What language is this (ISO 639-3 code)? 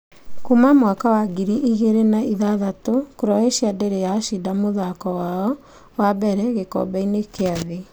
kik